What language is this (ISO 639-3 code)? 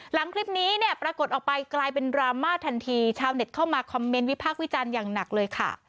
tha